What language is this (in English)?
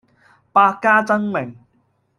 Cantonese